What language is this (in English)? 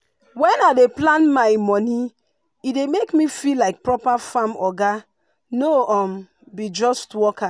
Nigerian Pidgin